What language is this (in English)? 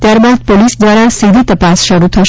Gujarati